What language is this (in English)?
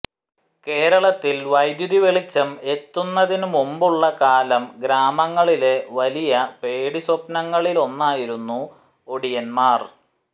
Malayalam